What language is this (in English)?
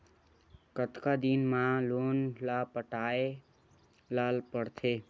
Chhattisgarhi